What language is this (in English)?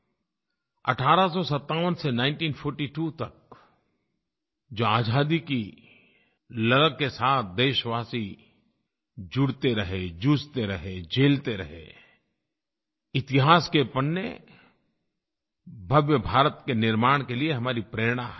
Hindi